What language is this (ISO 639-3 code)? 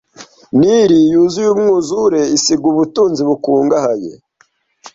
kin